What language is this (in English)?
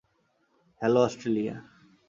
Bangla